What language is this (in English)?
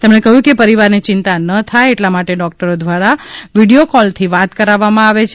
Gujarati